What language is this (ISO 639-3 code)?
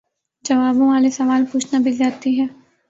urd